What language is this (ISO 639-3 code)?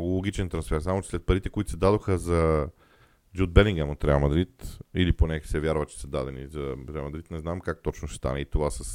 bul